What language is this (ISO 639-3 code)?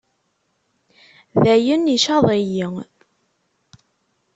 kab